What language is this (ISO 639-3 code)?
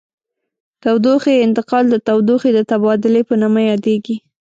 pus